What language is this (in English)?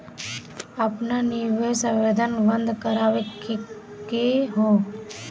Bhojpuri